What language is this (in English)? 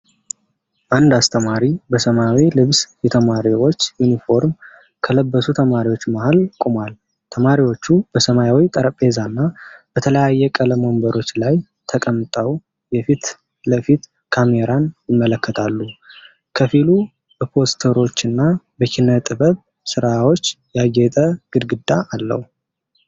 Amharic